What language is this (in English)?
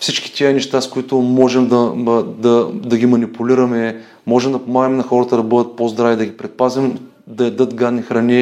Bulgarian